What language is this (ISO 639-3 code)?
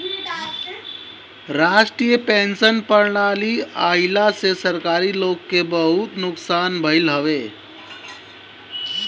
bho